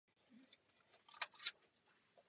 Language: Czech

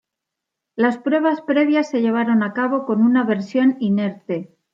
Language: Spanish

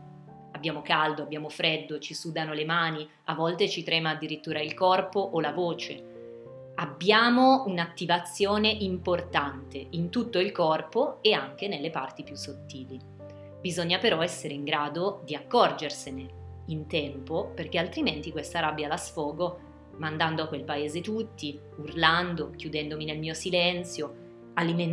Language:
Italian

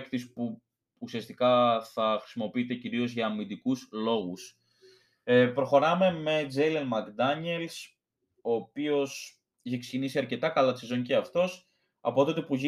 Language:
Greek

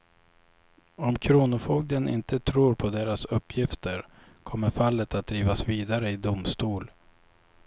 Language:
Swedish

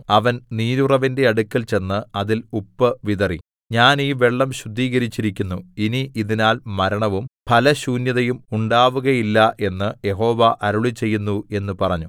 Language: Malayalam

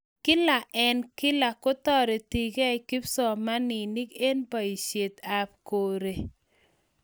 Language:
Kalenjin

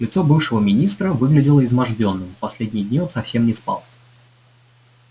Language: Russian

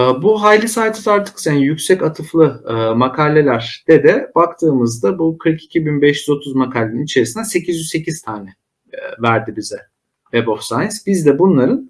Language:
Turkish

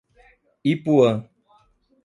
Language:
Portuguese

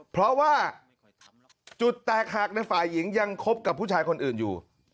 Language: Thai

